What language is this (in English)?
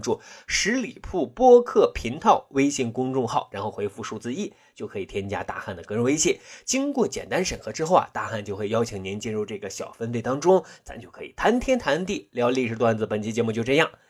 Chinese